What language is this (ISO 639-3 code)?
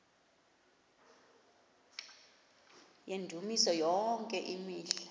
xho